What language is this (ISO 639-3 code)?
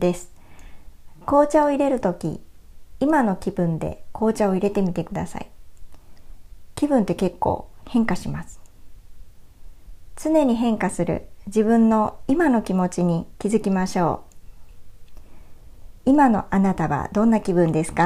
jpn